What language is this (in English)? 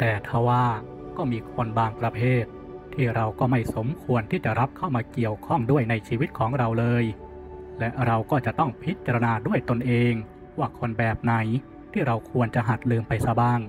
Thai